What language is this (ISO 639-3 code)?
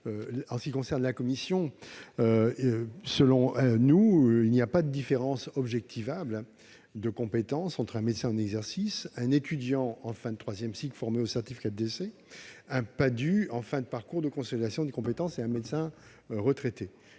fra